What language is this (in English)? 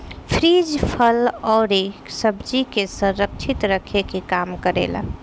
Bhojpuri